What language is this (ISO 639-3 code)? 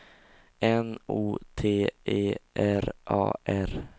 swe